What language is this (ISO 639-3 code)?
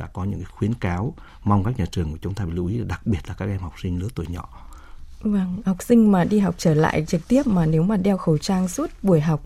vie